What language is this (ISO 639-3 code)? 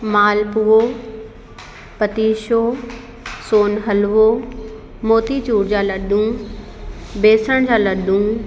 snd